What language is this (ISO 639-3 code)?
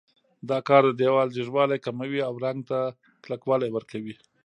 pus